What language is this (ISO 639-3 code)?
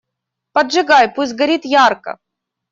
rus